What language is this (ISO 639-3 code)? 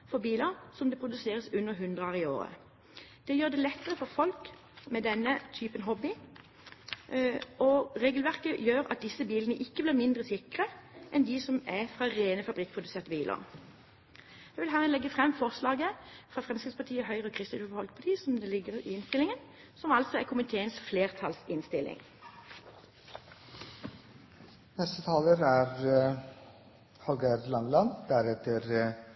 nor